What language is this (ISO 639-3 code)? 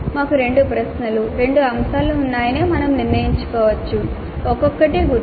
tel